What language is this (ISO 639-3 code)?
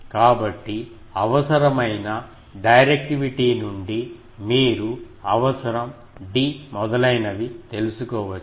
tel